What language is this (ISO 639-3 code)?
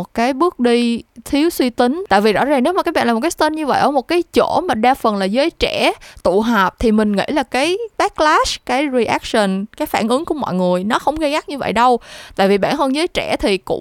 vie